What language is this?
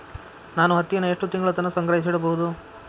Kannada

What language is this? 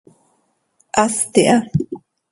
Seri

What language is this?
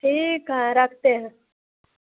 Hindi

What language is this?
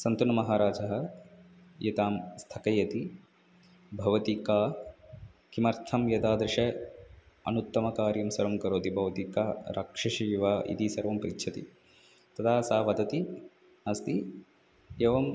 Sanskrit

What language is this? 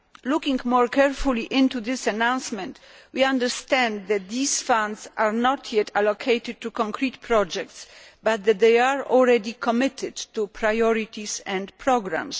English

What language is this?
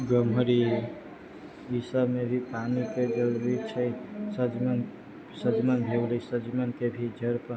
Maithili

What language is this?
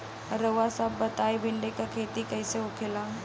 Bhojpuri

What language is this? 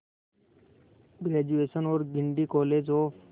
Hindi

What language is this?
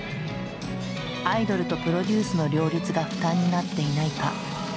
Japanese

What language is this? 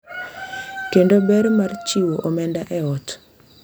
Luo (Kenya and Tanzania)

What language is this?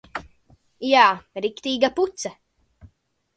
Latvian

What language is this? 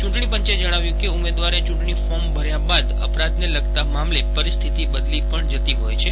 Gujarati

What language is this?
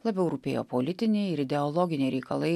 Lithuanian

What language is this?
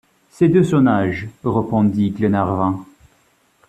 French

